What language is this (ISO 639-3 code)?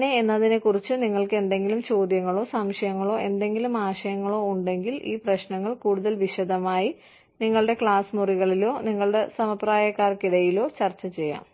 mal